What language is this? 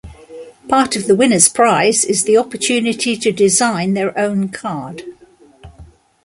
English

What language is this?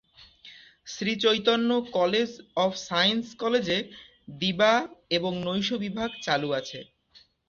Bangla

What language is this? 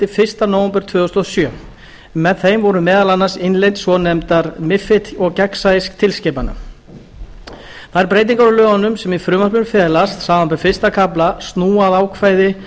Icelandic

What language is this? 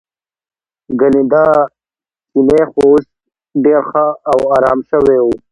Pashto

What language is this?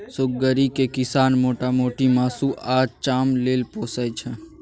Maithili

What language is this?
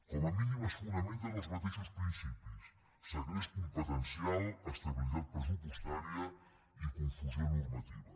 Catalan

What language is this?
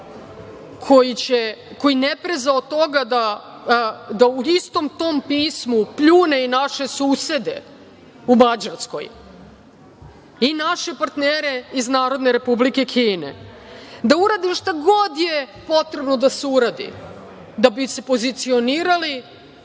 Serbian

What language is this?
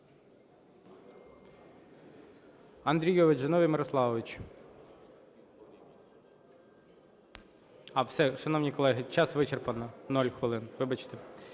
Ukrainian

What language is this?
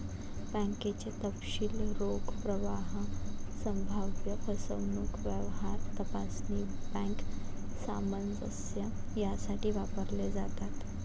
Marathi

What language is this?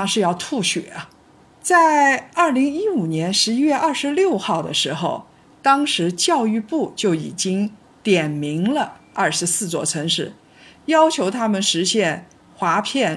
Chinese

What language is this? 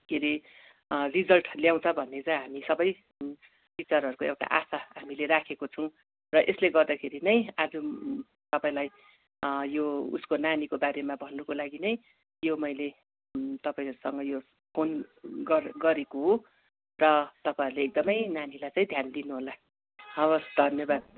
Nepali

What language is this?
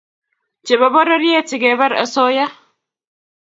Kalenjin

